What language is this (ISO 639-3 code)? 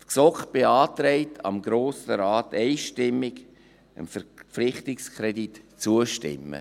gsw